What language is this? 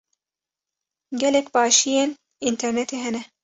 Kurdish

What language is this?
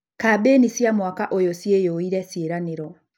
Kikuyu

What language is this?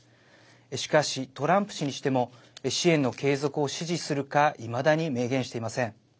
Japanese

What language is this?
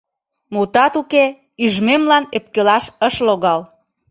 Mari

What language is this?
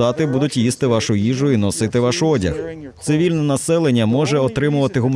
Ukrainian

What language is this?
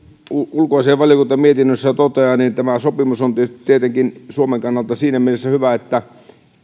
Finnish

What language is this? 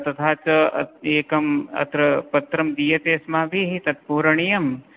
Sanskrit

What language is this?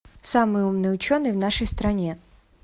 Russian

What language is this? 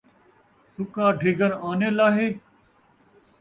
Saraiki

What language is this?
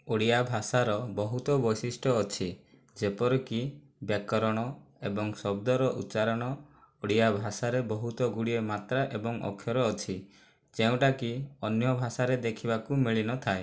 Odia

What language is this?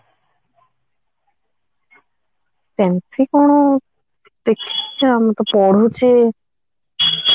Odia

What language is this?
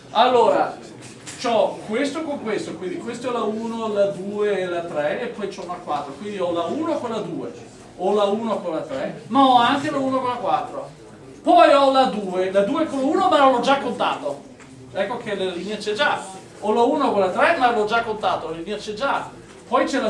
Italian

